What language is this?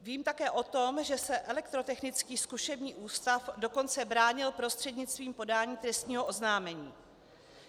Czech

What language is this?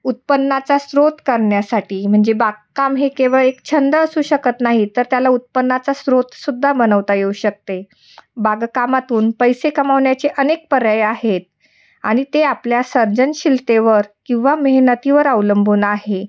Marathi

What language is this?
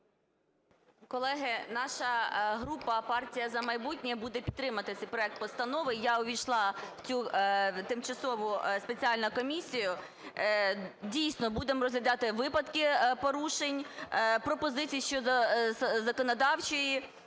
Ukrainian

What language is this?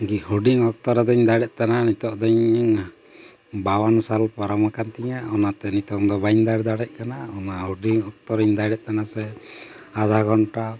Santali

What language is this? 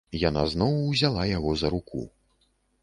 Belarusian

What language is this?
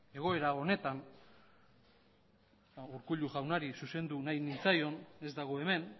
Basque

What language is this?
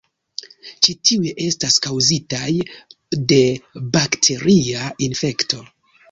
Esperanto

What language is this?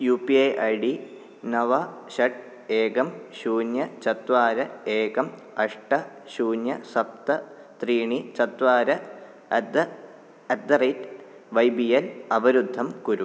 Sanskrit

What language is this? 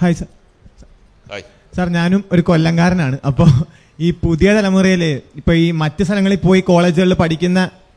Malayalam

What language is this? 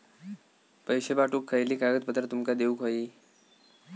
Marathi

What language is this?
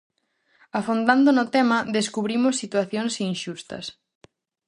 Galician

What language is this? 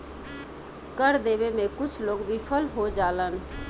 Bhojpuri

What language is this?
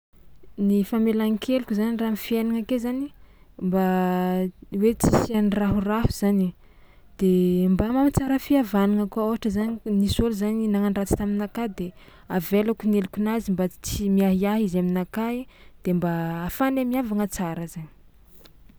Tsimihety Malagasy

